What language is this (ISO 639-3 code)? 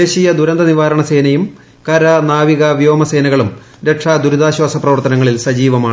mal